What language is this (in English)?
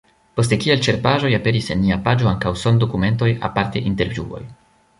Esperanto